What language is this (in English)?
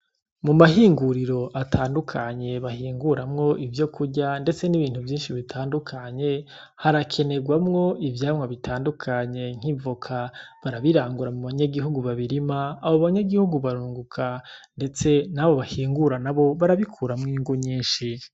Rundi